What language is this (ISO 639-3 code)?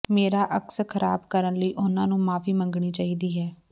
pan